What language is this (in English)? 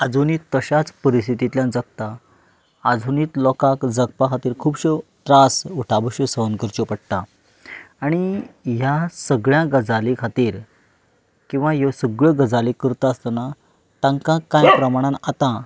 Konkani